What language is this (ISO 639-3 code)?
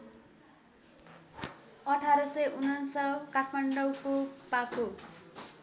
nep